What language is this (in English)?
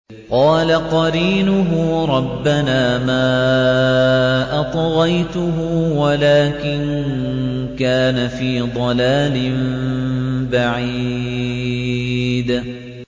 Arabic